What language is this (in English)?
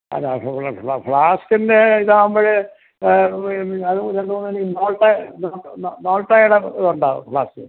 Malayalam